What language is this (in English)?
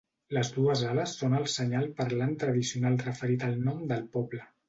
Catalan